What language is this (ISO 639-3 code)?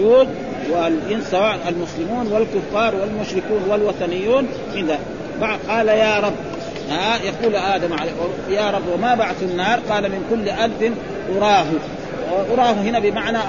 ara